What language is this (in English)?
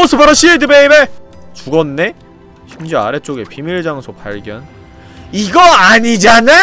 Korean